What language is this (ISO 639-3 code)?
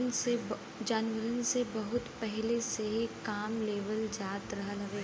bho